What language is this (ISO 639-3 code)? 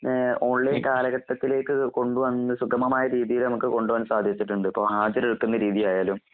mal